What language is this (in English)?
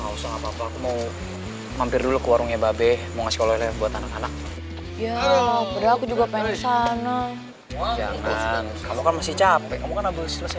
Indonesian